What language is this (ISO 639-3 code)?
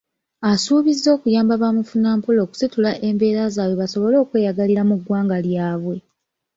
lug